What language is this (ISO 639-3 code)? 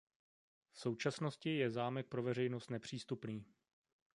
ces